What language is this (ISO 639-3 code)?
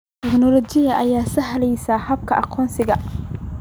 som